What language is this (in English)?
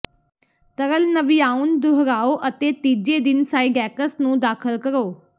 Punjabi